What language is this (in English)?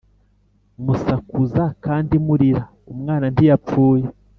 Kinyarwanda